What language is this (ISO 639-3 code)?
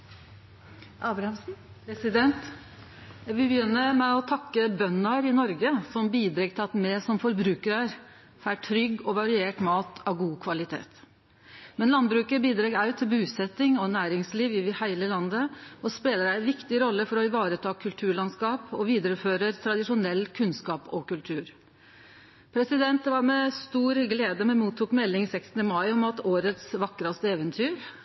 nor